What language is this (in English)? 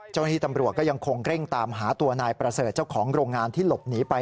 Thai